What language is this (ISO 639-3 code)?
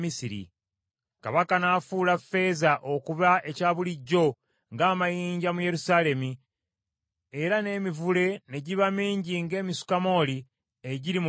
lug